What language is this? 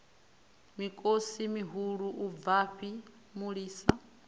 Venda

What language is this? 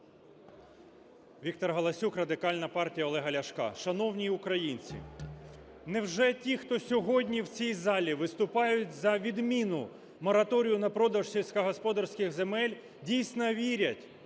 Ukrainian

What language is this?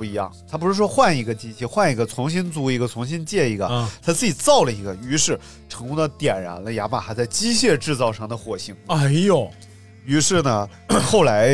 Chinese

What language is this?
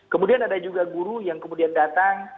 Indonesian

